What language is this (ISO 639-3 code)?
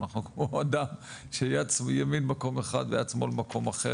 heb